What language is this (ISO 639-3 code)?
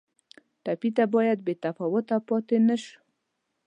pus